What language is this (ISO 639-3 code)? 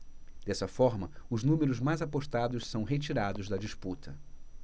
por